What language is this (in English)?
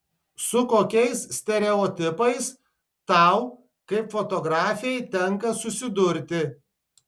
Lithuanian